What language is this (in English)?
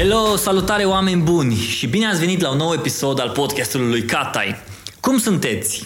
Romanian